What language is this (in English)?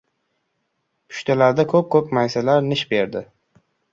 Uzbek